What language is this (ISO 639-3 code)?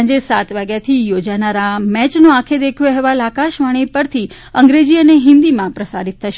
guj